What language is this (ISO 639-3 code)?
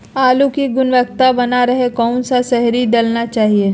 mag